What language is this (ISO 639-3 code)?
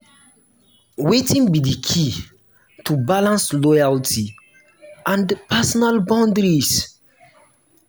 pcm